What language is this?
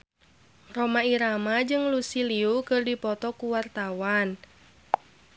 Sundanese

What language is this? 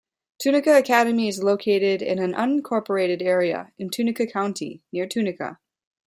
English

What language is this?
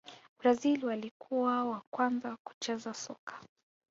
Swahili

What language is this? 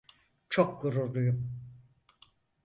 Turkish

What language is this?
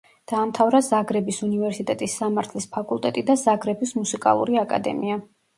Georgian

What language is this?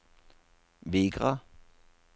Norwegian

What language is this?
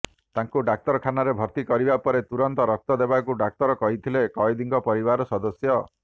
Odia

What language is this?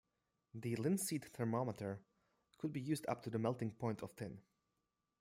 English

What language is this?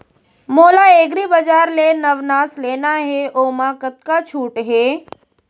Chhattisgarhi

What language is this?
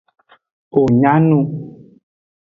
Aja (Benin)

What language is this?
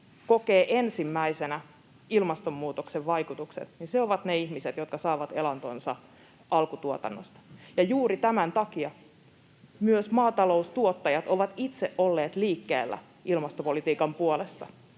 Finnish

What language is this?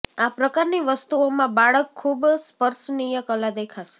Gujarati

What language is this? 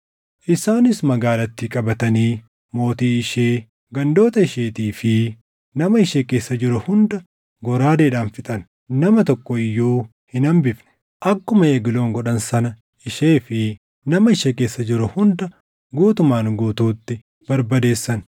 Oromo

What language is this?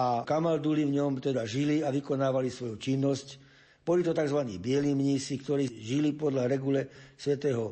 Slovak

